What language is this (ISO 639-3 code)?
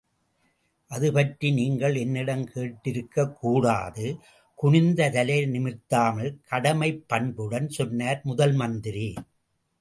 tam